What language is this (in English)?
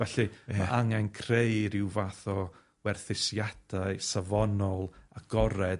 Welsh